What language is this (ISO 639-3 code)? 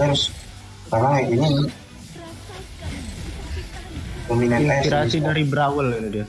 ind